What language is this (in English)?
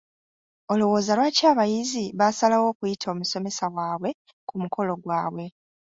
Ganda